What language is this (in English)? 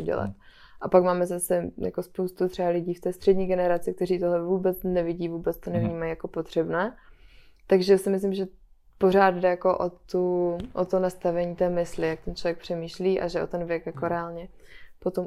Czech